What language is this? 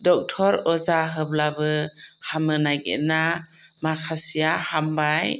Bodo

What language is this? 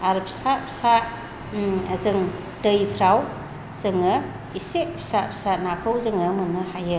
Bodo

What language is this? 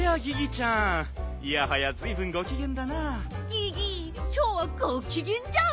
Japanese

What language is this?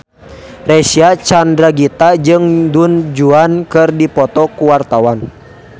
Sundanese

